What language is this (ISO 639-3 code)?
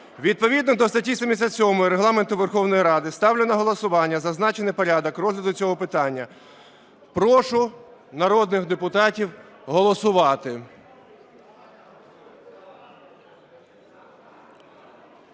ukr